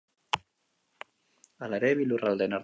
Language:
Basque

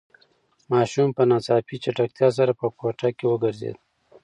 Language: Pashto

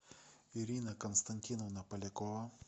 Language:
Russian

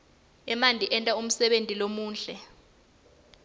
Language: Swati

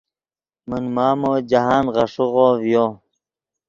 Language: Yidgha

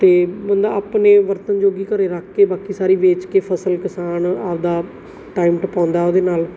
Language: Punjabi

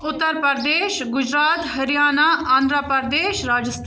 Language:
Kashmiri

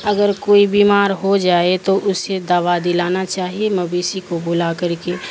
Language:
Urdu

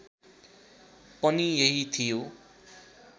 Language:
Nepali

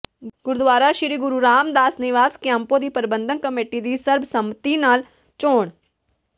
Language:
Punjabi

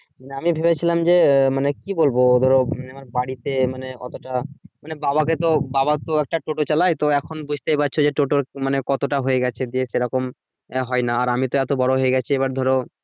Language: Bangla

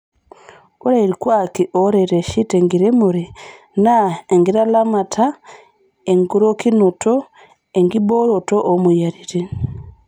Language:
Masai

